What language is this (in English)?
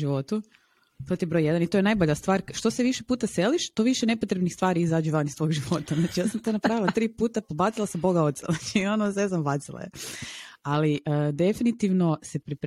Croatian